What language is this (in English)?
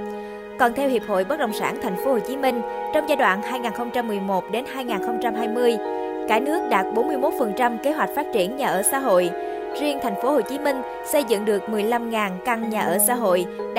Vietnamese